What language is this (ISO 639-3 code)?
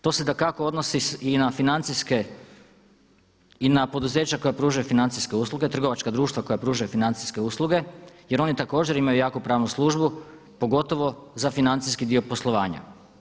hrv